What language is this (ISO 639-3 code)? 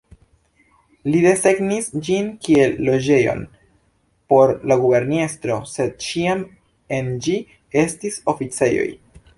epo